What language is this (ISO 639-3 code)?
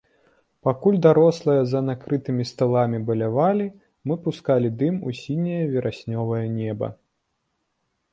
bel